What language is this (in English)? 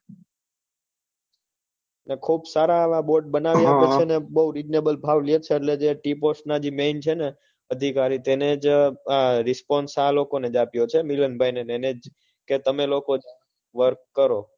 Gujarati